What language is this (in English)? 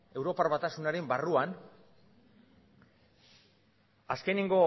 Basque